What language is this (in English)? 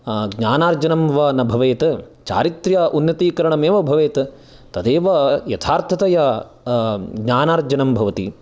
Sanskrit